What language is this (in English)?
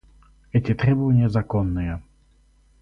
Russian